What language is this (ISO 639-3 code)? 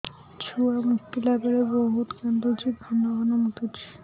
ori